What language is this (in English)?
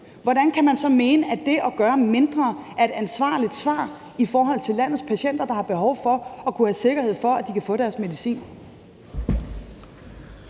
Danish